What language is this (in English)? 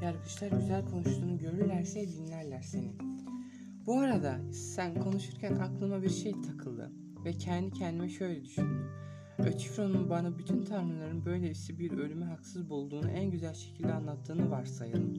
Turkish